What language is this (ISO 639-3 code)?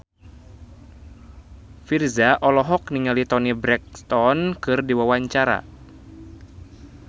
sun